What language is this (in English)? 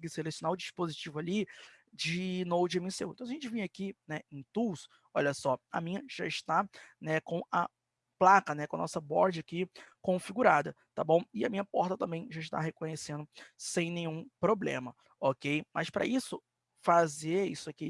Portuguese